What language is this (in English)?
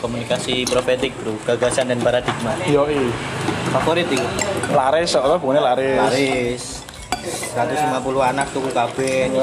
Indonesian